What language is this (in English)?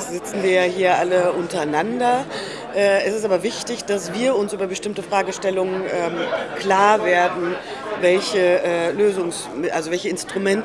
German